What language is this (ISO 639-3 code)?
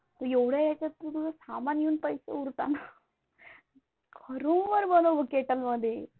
mar